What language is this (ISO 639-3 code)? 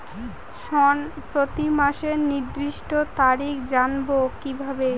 ben